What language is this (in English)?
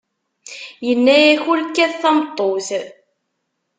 Kabyle